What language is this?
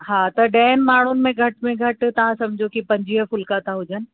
Sindhi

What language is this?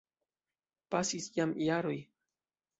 Esperanto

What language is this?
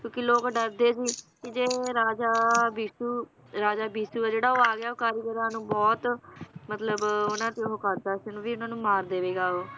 Punjabi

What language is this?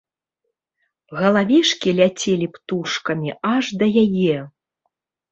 Belarusian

